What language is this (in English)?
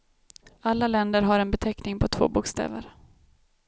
Swedish